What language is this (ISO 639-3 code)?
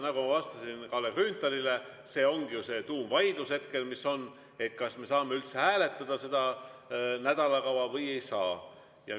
est